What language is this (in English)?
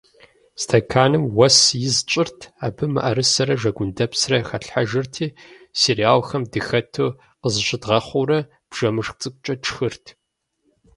Kabardian